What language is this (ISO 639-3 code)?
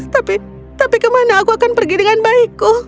ind